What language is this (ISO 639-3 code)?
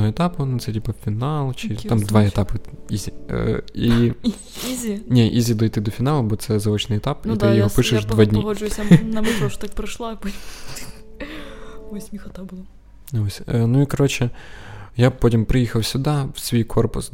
ukr